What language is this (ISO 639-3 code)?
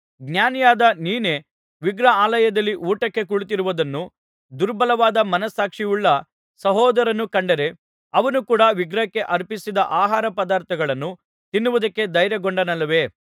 kan